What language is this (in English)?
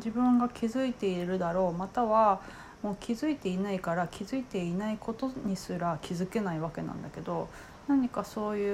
Japanese